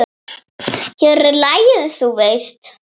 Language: Icelandic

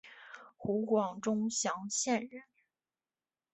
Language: Chinese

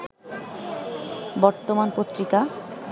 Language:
Bangla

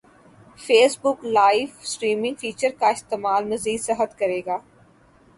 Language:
Urdu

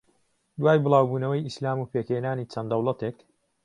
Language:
Central Kurdish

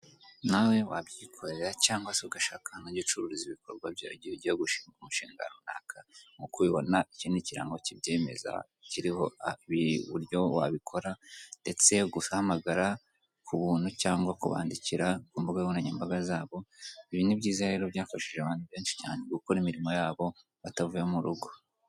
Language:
Kinyarwanda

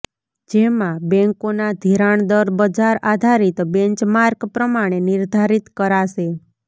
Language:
Gujarati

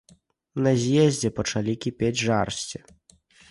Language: Belarusian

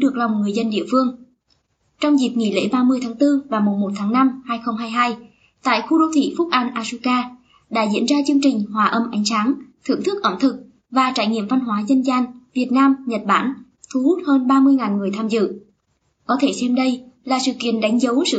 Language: Vietnamese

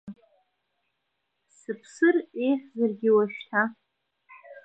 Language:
Abkhazian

